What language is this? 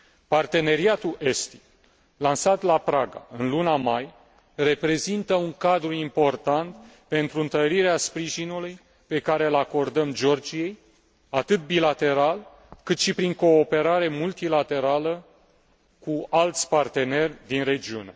Romanian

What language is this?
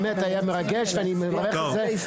Hebrew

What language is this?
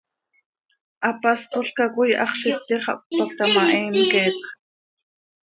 Seri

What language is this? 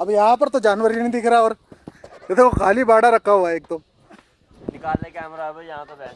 Hindi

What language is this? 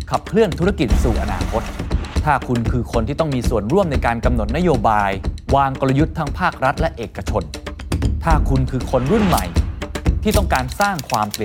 Thai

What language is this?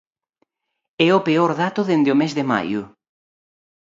Galician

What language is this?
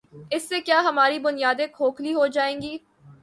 Urdu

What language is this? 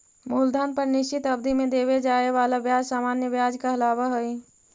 Magahi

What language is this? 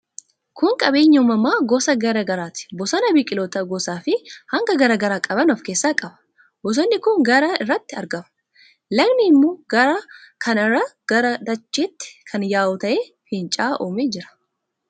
Oromo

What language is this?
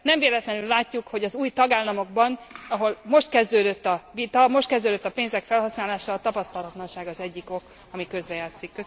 Hungarian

